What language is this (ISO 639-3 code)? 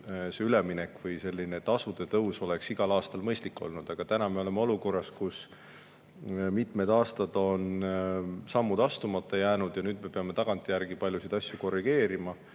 est